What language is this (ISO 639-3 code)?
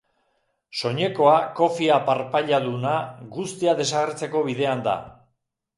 eus